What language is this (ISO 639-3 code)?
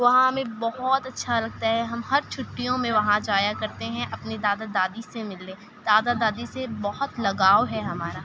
urd